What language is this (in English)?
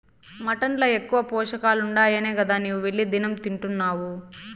Telugu